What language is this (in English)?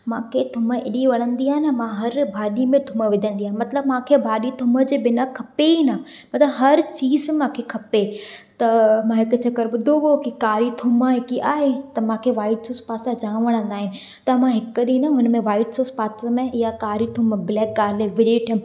Sindhi